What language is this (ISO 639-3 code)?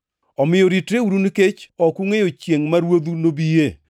luo